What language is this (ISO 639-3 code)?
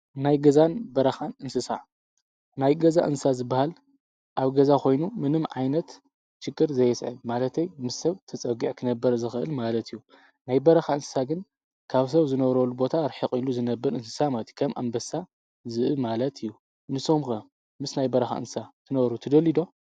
tir